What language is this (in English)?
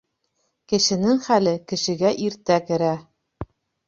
Bashkir